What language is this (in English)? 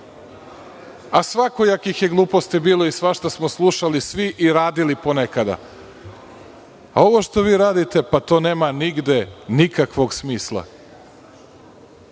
Serbian